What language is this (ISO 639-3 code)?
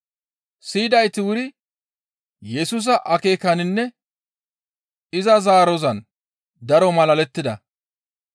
gmv